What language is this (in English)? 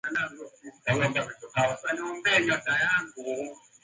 Swahili